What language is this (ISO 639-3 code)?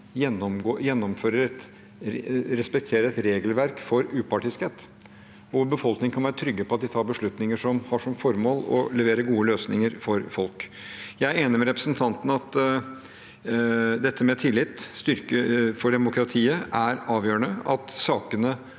nor